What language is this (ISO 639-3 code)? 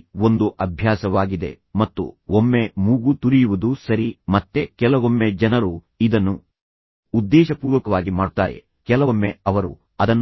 kan